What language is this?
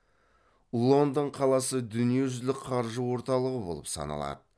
Kazakh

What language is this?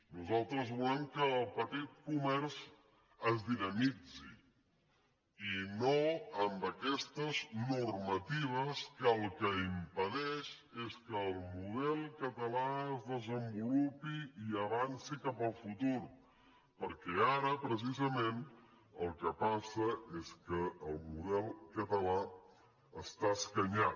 Catalan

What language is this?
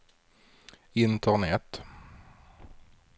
Swedish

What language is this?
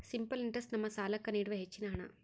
Kannada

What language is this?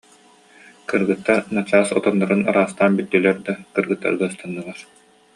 Yakut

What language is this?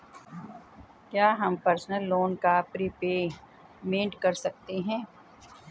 Hindi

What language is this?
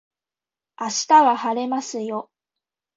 Japanese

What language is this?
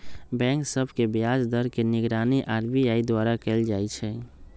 Magahi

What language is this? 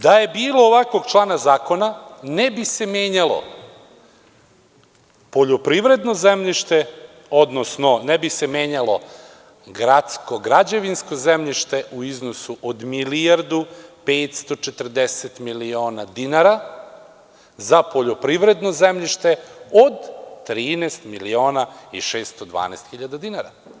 Serbian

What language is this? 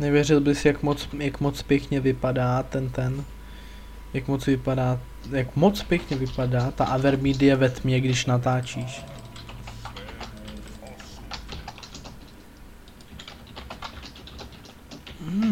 Czech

